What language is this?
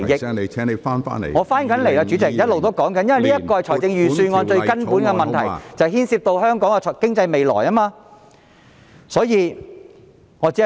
Cantonese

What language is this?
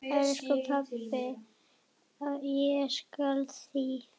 Icelandic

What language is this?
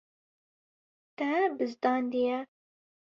Kurdish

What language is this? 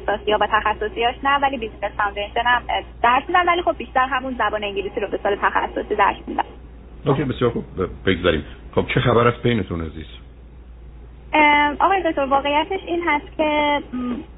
Persian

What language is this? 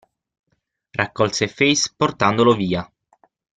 Italian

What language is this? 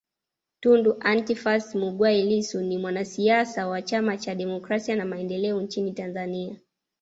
Swahili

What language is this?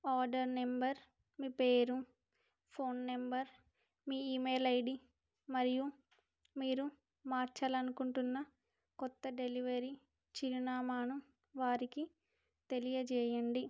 Telugu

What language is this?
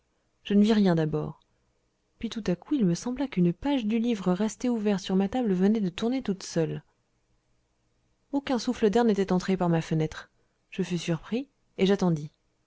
French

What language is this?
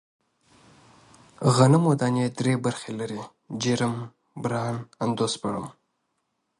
Pashto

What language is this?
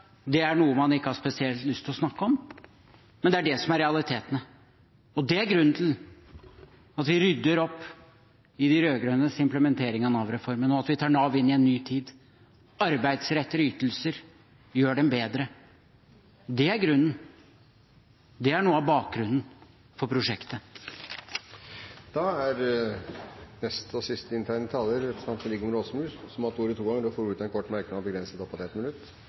Norwegian Bokmål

